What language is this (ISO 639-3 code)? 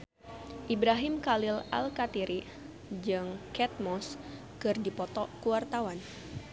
sun